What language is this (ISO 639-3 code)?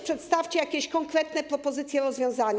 pol